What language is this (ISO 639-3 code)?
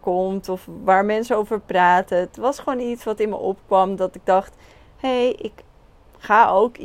nld